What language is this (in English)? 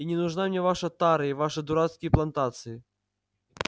Russian